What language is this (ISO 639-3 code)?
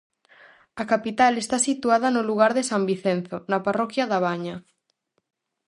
glg